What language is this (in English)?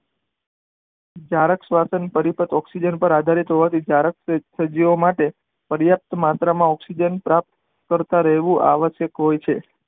Gujarati